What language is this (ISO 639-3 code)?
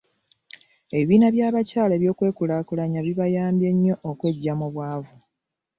lug